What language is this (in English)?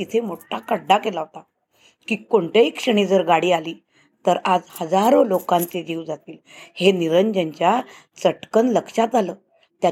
Marathi